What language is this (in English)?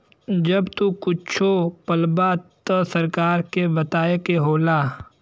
Bhojpuri